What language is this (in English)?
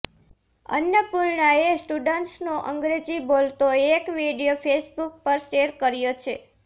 Gujarati